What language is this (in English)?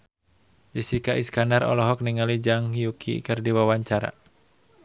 Sundanese